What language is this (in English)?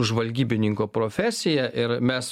Lithuanian